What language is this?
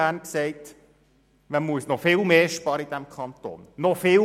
Swiss German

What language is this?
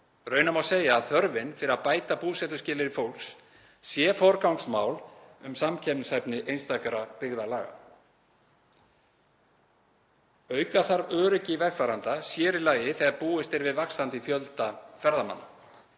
Icelandic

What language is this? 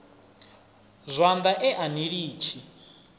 Venda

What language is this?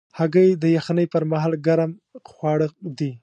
Pashto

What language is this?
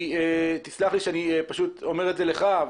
Hebrew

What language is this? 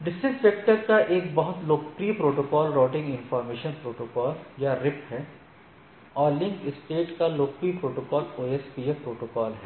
Hindi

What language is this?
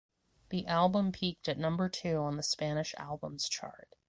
English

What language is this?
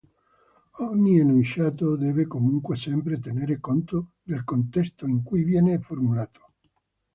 Italian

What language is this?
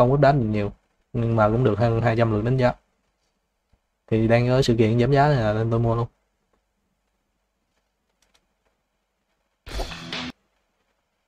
Vietnamese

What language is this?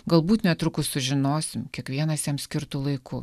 Lithuanian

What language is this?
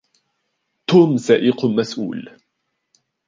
Arabic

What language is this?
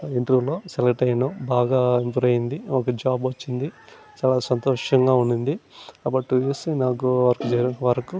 Telugu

